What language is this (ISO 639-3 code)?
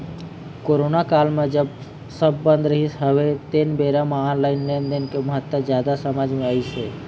hne